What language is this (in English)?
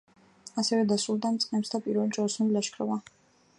Georgian